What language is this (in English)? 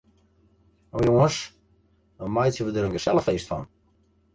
Western Frisian